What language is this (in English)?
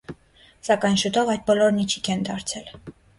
Armenian